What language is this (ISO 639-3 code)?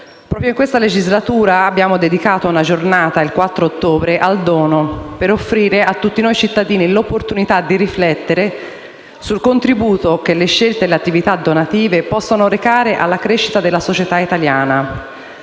ita